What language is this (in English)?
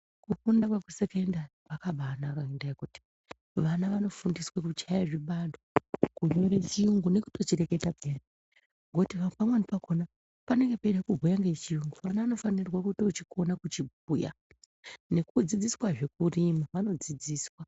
Ndau